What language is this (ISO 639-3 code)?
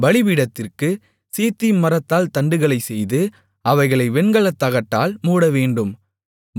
tam